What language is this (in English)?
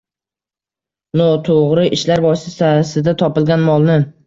Uzbek